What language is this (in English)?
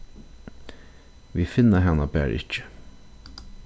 Faroese